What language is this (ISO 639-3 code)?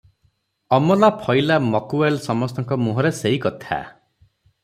ori